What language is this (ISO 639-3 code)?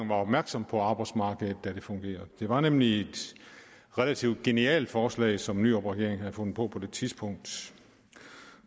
dan